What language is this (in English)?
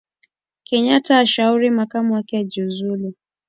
Swahili